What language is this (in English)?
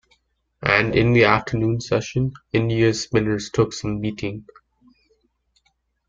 English